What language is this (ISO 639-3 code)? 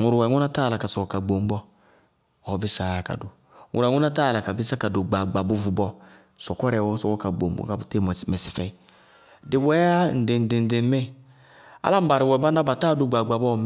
bqg